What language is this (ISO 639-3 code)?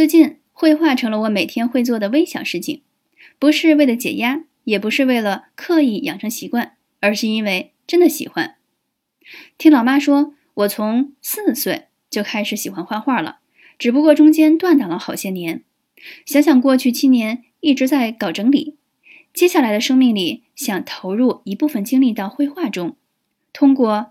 zho